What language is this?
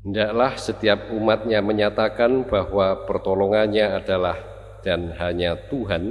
Indonesian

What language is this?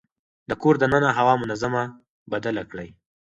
Pashto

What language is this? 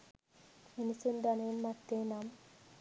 Sinhala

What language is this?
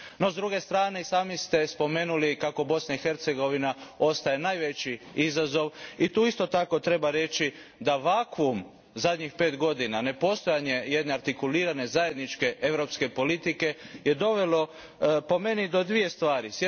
Croatian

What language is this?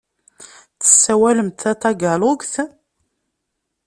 Kabyle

